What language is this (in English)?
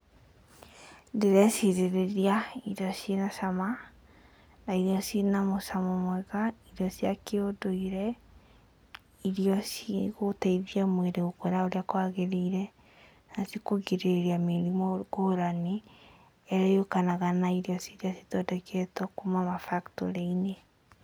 Kikuyu